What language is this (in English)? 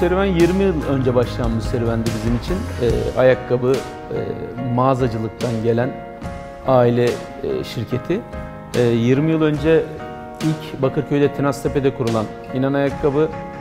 Turkish